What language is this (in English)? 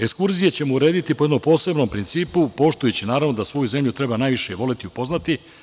Serbian